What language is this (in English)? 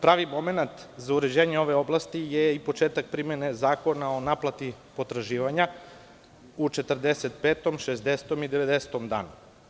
Serbian